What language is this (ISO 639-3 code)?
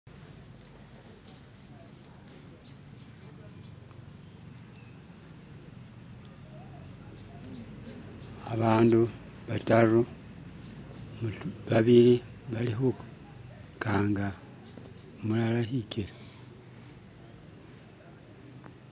myx